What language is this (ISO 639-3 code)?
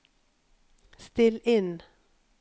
nor